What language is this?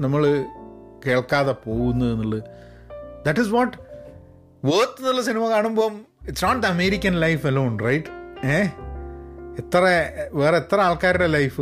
Malayalam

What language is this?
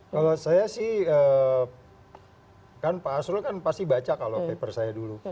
Indonesian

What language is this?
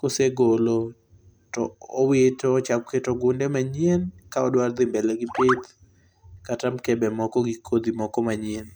Luo (Kenya and Tanzania)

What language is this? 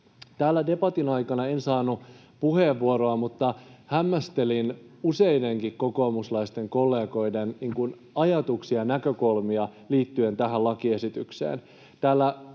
Finnish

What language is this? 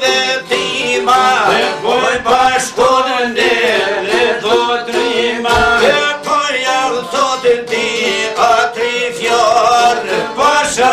Dutch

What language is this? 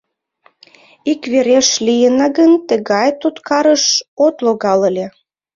Mari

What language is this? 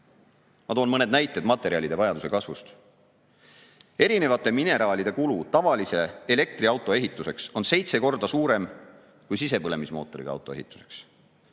Estonian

